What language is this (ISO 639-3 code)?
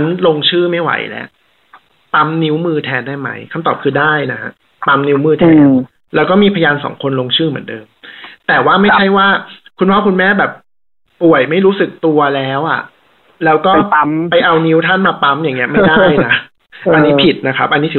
tha